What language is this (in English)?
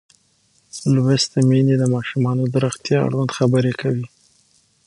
Pashto